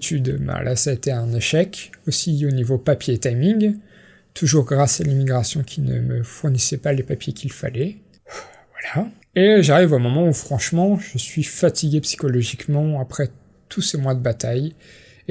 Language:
French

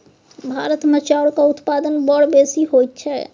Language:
Maithili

